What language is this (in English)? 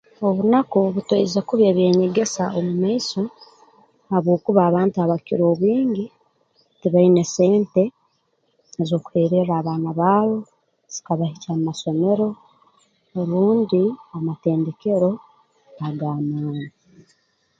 Tooro